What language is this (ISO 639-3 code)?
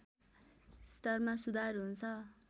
nep